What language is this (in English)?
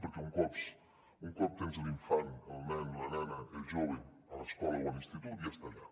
Catalan